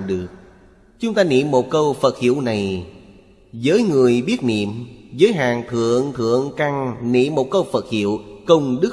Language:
Vietnamese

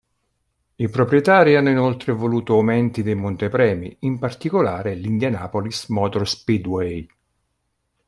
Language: Italian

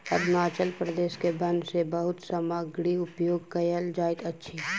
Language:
Maithili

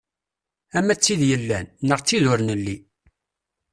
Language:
Kabyle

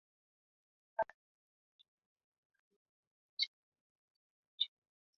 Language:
Swahili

